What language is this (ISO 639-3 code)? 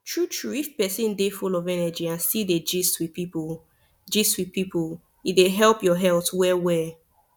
pcm